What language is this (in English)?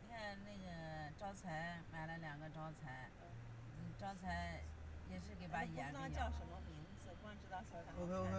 Chinese